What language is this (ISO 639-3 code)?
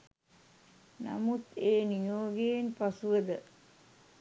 sin